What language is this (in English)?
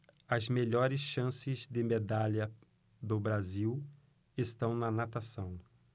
Portuguese